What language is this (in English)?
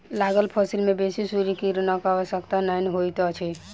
Maithili